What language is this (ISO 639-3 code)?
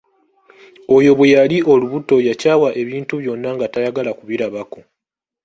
lug